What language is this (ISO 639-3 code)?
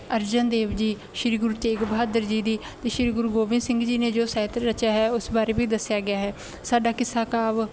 pan